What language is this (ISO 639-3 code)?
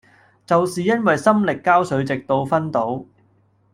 yue